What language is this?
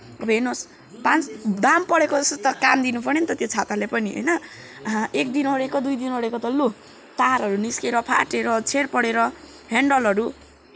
Nepali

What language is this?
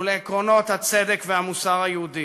Hebrew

